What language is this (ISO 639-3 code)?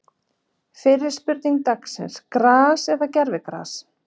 isl